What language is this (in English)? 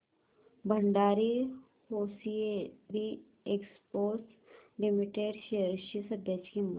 Marathi